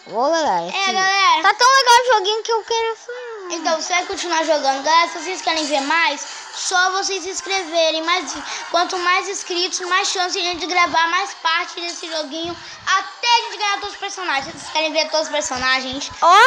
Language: Portuguese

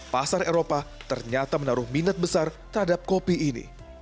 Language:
Indonesian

